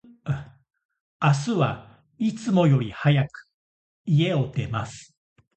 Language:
Japanese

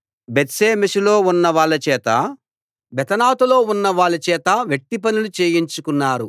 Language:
Telugu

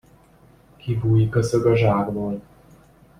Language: Hungarian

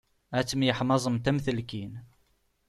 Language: Kabyle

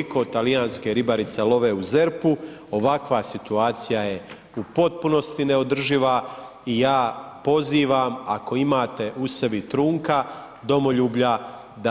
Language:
Croatian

